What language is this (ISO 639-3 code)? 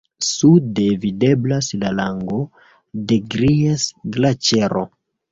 epo